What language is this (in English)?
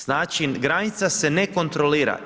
Croatian